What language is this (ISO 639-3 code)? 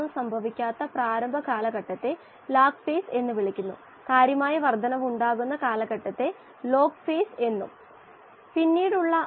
mal